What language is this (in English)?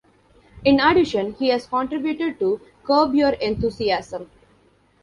English